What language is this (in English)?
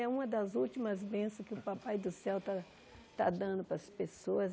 Portuguese